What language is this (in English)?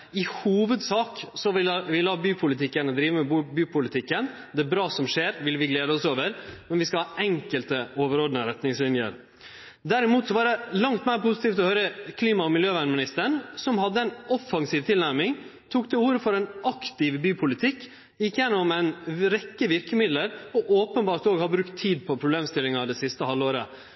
Norwegian Nynorsk